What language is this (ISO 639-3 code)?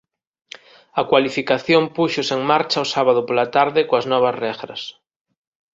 glg